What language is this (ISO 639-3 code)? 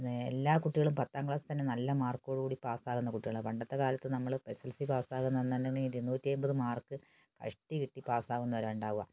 mal